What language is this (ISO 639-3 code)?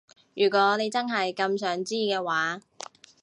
yue